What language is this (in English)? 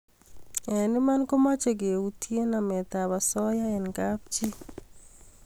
Kalenjin